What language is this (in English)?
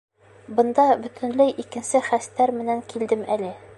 Bashkir